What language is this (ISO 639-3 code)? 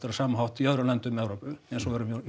isl